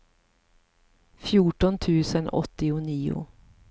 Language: Swedish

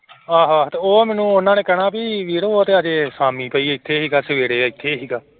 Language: Punjabi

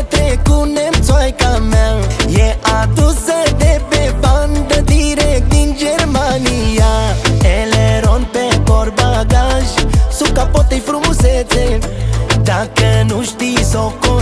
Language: Romanian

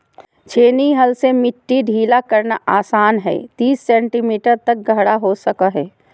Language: Magahi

